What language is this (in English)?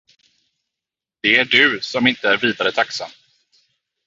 Swedish